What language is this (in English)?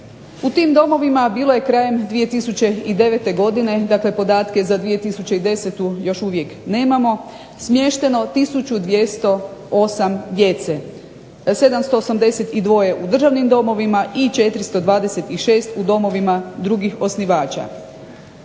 Croatian